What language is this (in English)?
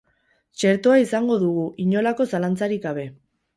Basque